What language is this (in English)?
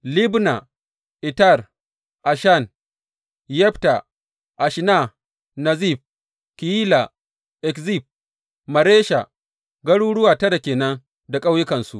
Hausa